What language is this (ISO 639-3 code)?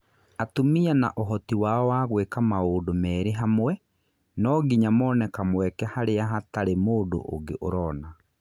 kik